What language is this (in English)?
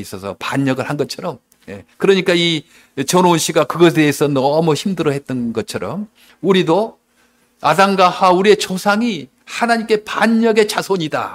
Korean